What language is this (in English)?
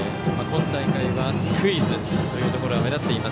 Japanese